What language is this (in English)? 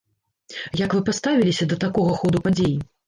Belarusian